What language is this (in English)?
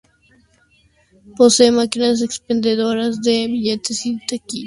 Spanish